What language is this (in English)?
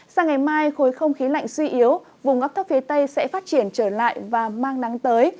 Vietnamese